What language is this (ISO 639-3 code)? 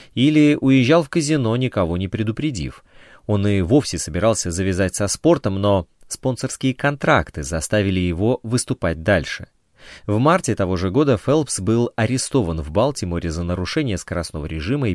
rus